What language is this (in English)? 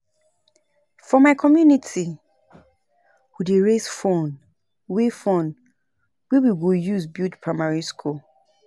Nigerian Pidgin